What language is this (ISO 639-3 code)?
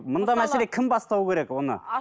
kaz